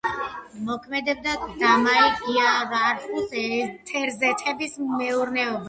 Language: Georgian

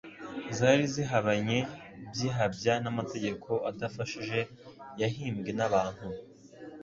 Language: Kinyarwanda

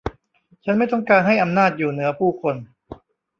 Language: Thai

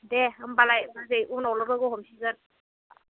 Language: Bodo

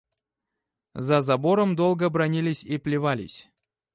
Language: Russian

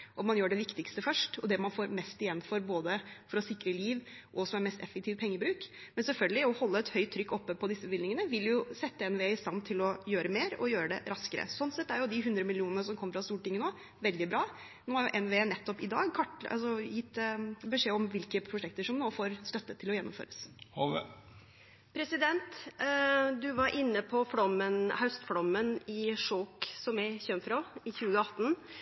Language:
Norwegian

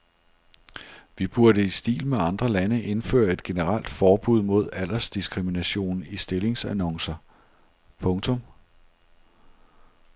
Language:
Danish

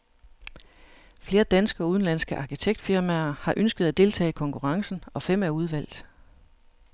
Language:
Danish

